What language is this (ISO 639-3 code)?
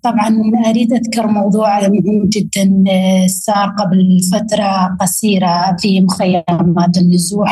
ara